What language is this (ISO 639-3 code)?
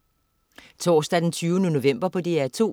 dan